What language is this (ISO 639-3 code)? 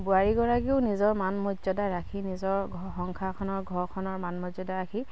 asm